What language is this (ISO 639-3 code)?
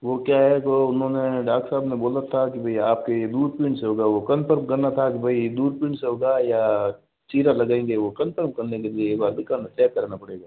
hin